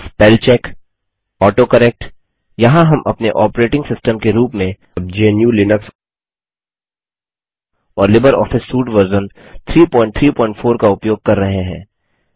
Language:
Hindi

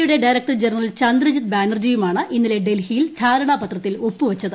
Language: Malayalam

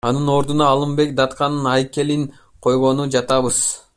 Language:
Kyrgyz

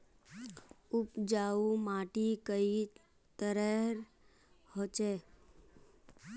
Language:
Magahi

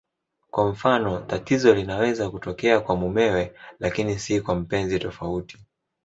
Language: Swahili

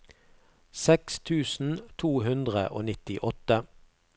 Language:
Norwegian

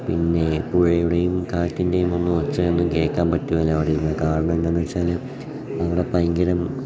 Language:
Malayalam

